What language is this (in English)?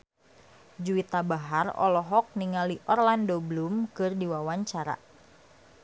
Sundanese